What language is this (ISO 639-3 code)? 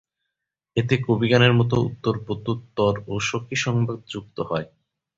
ben